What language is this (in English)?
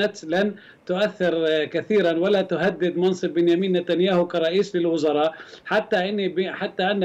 Arabic